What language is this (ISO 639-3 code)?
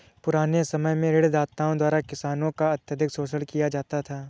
hin